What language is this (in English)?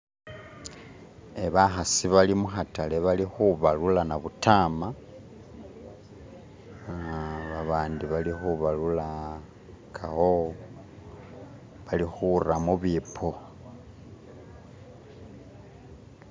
Masaaba